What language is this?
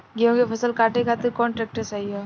Bhojpuri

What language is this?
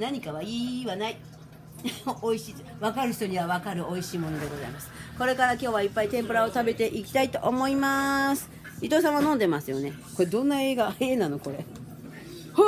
Japanese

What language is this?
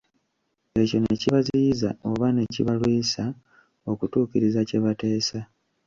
Ganda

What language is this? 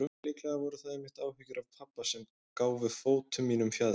Icelandic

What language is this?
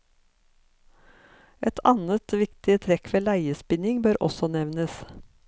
Norwegian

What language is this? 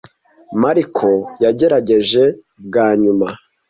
Kinyarwanda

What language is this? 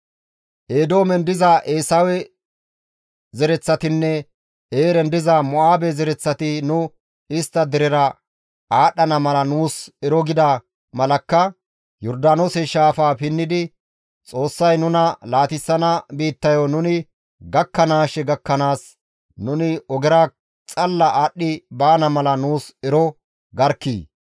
Gamo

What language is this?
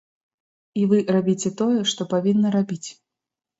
Belarusian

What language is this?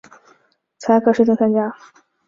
Chinese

